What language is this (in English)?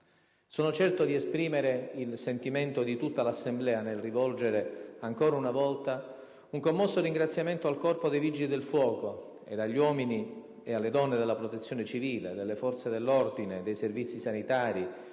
Italian